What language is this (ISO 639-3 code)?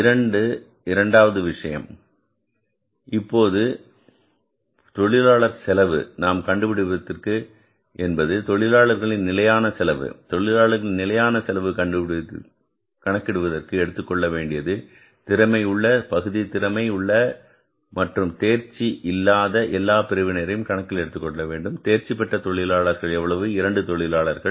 tam